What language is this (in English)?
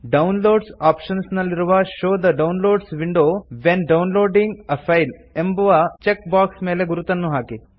Kannada